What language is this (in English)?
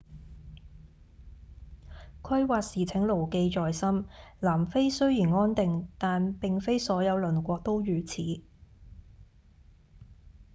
Cantonese